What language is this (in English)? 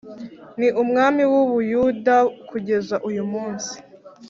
Kinyarwanda